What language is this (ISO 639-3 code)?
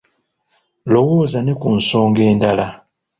lug